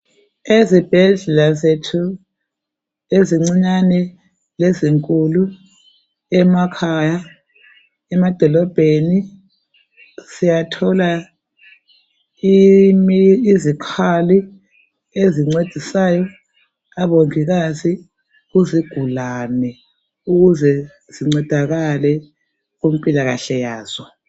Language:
North Ndebele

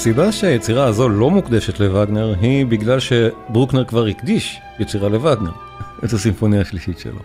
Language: Hebrew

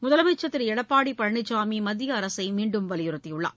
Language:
Tamil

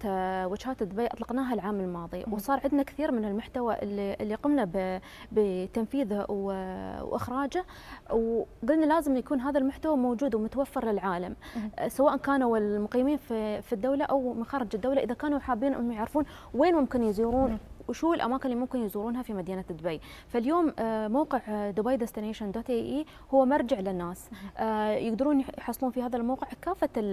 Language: Arabic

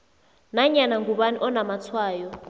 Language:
South Ndebele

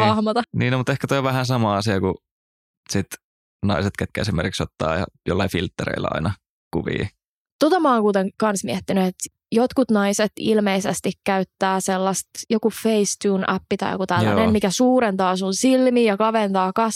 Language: Finnish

